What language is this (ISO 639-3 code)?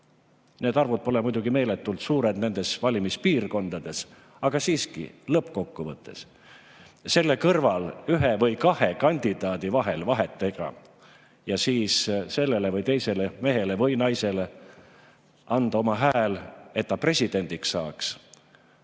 est